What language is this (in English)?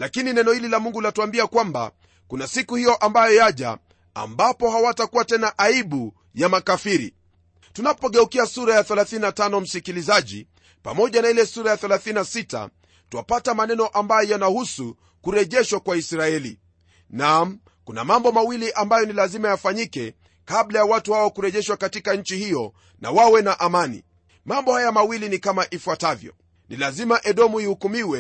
Swahili